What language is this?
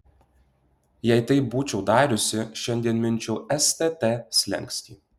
Lithuanian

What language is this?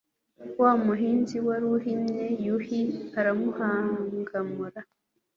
Kinyarwanda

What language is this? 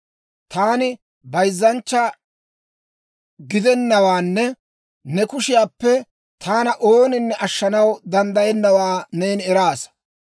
Dawro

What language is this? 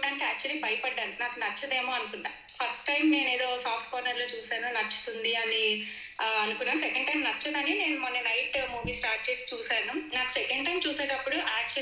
Telugu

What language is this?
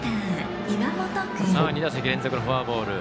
Japanese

